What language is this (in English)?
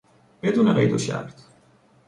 Persian